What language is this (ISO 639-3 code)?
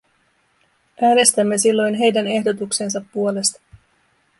fin